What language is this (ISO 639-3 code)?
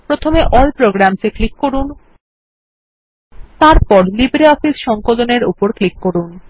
ben